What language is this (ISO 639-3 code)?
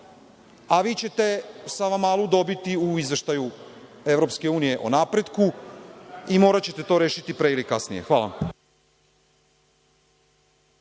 srp